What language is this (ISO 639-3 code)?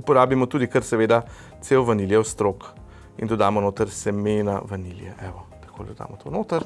slv